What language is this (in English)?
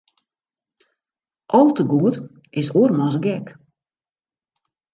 Western Frisian